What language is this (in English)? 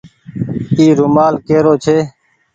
Goaria